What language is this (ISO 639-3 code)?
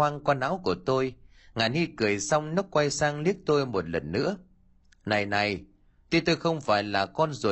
vie